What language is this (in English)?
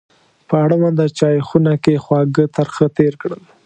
Pashto